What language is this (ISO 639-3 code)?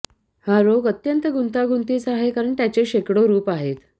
mar